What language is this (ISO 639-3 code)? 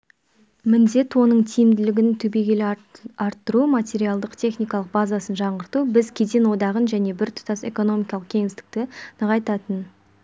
kaz